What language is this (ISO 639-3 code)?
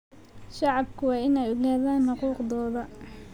som